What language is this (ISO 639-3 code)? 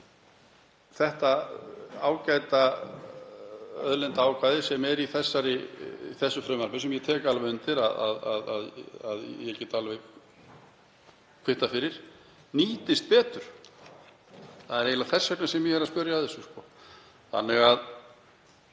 isl